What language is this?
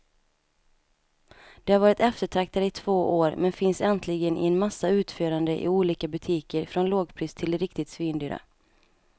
Swedish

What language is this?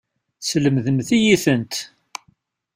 Kabyle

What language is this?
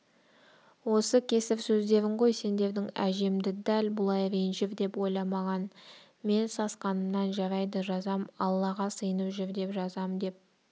Kazakh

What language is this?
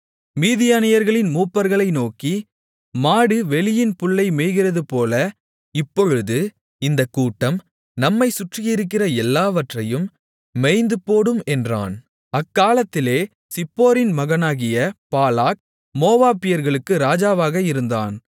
Tamil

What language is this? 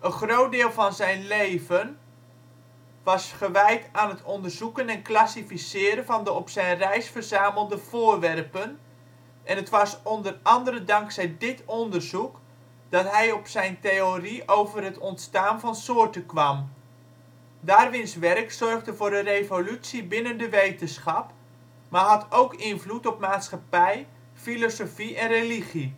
Dutch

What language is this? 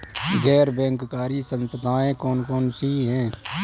Hindi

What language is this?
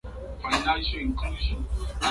Swahili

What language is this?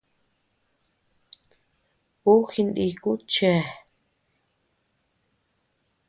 Tepeuxila Cuicatec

